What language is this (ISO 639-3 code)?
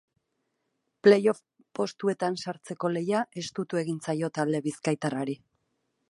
eus